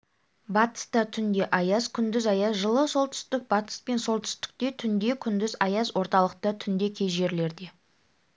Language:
Kazakh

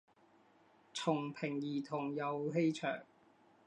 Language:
Chinese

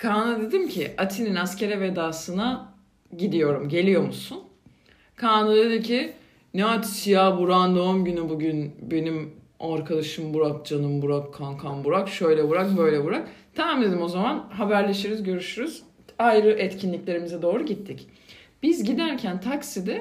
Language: Turkish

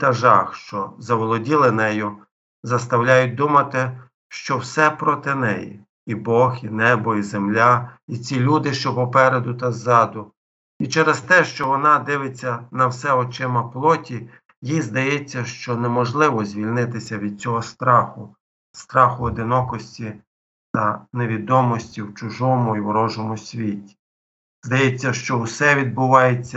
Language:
Ukrainian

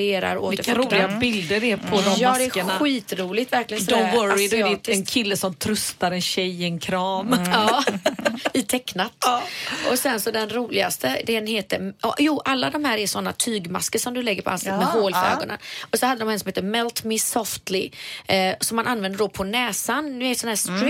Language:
Swedish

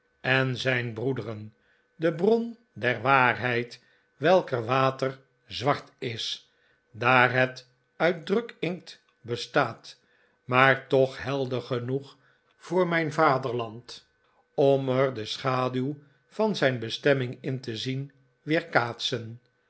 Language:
Dutch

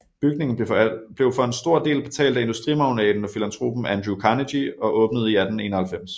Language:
Danish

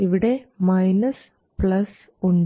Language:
Malayalam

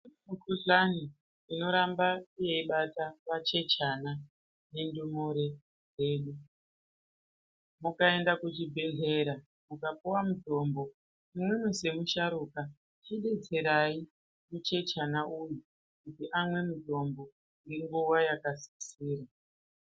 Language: Ndau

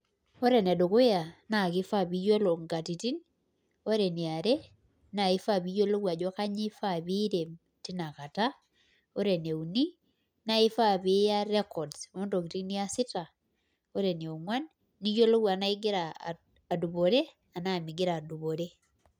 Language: Masai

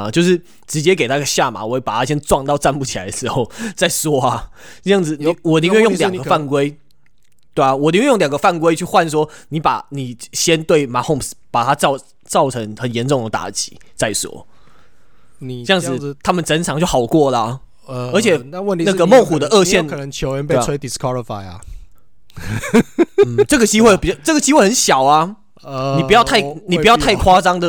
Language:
Chinese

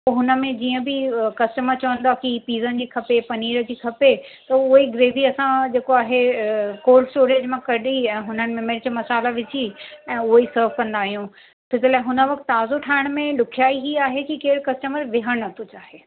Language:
Sindhi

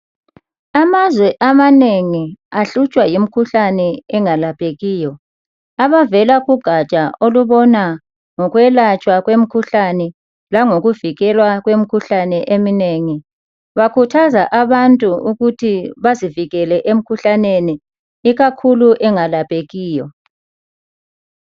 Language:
North Ndebele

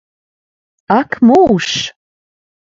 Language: Latvian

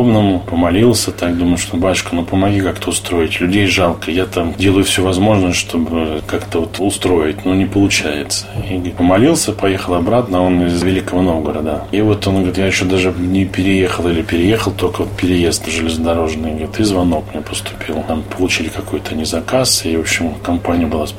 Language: Russian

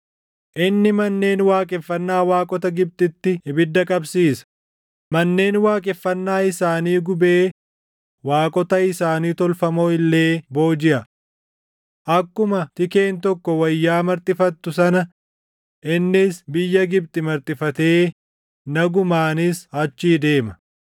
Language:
Oromo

